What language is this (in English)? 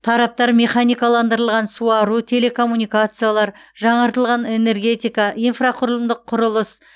Kazakh